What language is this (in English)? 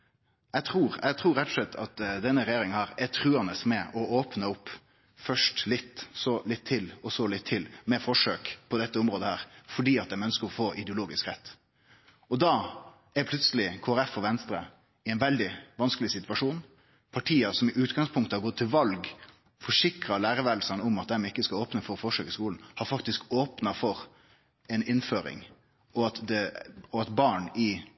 Norwegian Nynorsk